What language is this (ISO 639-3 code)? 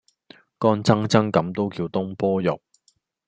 yue